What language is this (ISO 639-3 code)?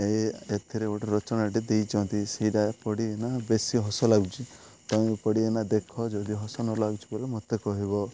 ori